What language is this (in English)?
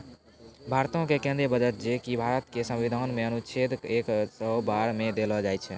Maithili